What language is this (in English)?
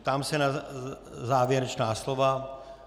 Czech